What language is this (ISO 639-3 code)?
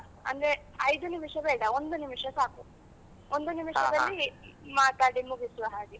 kan